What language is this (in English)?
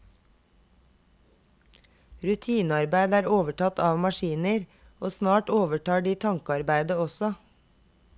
Norwegian